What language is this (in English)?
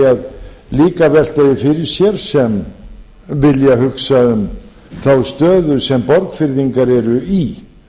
Icelandic